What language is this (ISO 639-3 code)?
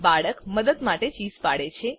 guj